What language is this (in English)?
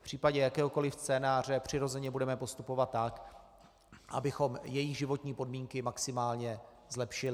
Czech